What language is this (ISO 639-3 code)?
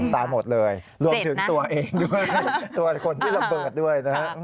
tha